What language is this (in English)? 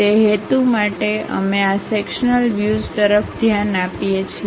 Gujarati